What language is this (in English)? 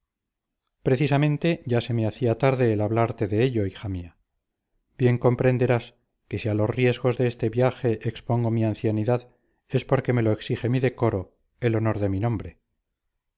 Spanish